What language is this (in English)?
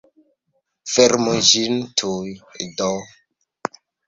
Esperanto